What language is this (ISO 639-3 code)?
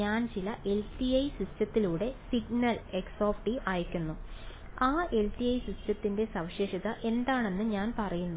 mal